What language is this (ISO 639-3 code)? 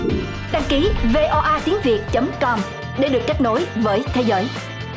vie